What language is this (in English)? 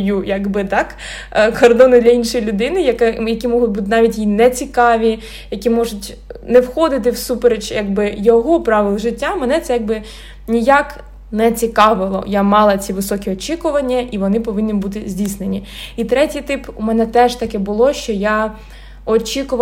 Ukrainian